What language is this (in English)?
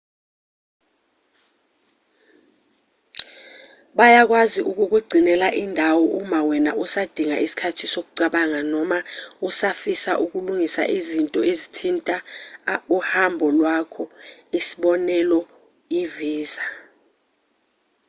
Zulu